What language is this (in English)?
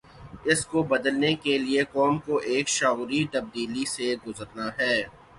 Urdu